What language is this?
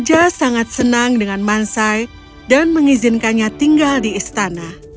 Indonesian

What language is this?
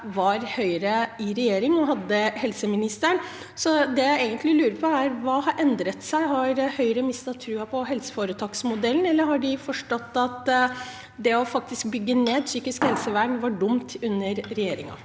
Norwegian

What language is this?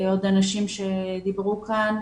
Hebrew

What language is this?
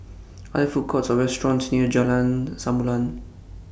English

